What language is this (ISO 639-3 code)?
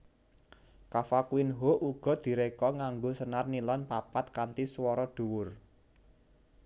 jav